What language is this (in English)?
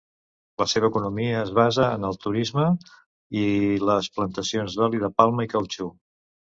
Catalan